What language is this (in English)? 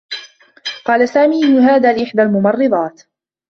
Arabic